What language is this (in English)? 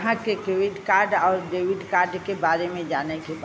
Bhojpuri